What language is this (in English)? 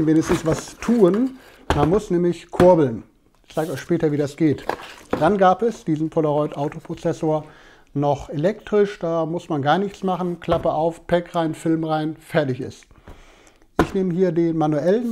German